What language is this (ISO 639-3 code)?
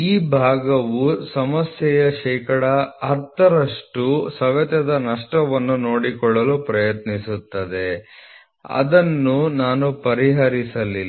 kan